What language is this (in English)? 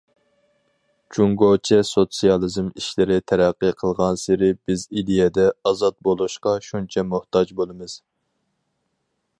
Uyghur